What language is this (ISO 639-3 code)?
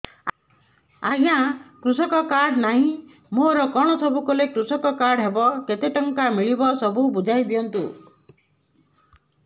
ori